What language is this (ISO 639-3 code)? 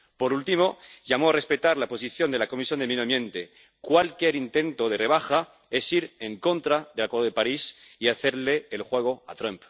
spa